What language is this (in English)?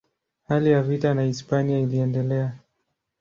Swahili